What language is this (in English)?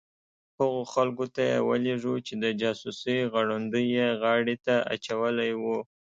Pashto